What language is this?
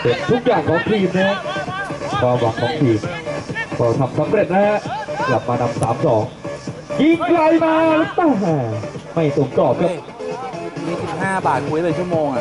Thai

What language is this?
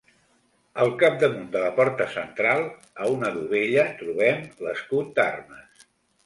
Catalan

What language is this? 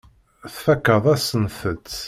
Kabyle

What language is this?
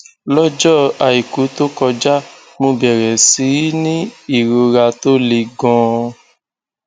Yoruba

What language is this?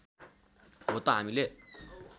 Nepali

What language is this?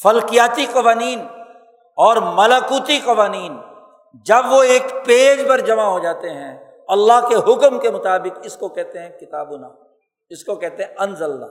Urdu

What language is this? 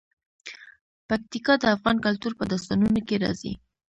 Pashto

